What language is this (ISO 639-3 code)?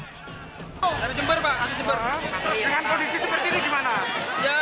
ind